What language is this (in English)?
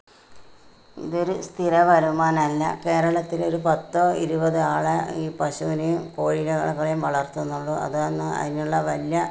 Malayalam